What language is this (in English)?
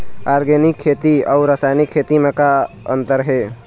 Chhattisgarhi